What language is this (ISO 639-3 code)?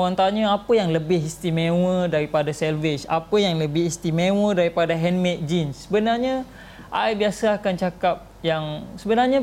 msa